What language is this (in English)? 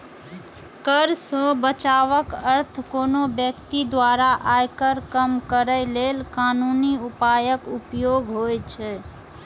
Maithili